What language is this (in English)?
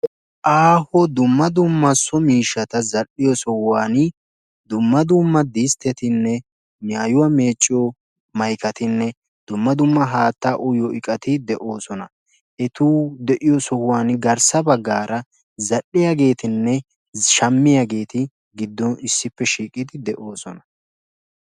Wolaytta